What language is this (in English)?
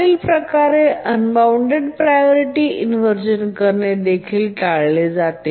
Marathi